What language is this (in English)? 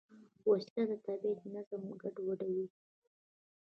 Pashto